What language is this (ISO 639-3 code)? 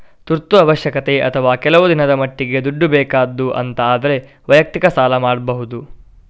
kan